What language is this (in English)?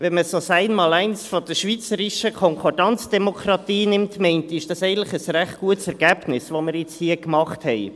Swiss German